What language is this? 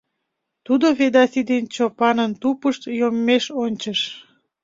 Mari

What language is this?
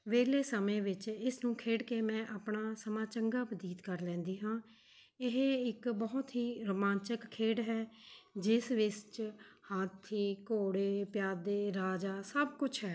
Punjabi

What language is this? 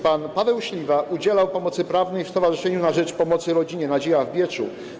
Polish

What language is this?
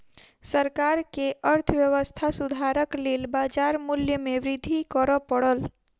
Maithili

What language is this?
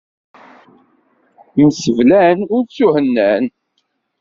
Kabyle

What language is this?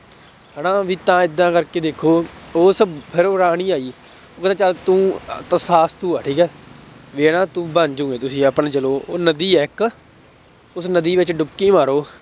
Punjabi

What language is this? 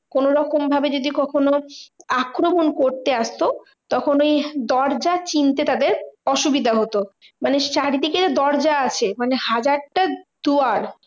Bangla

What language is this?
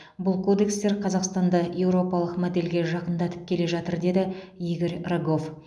Kazakh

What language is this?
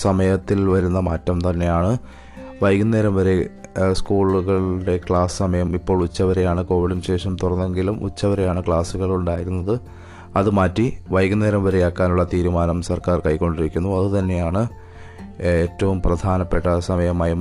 Malayalam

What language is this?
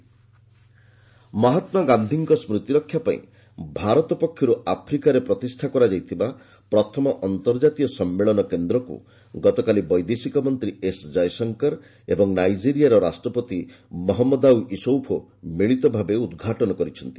Odia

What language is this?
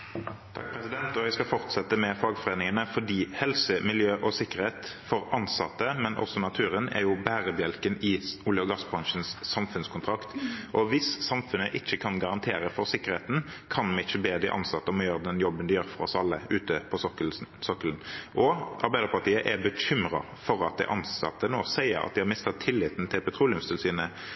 Norwegian Bokmål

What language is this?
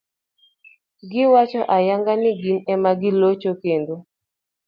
Luo (Kenya and Tanzania)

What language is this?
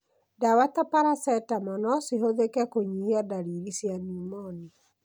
Kikuyu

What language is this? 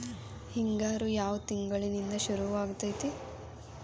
Kannada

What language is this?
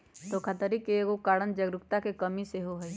Magahi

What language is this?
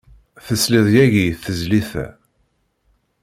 Kabyle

